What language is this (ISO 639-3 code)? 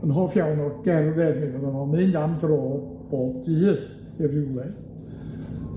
cym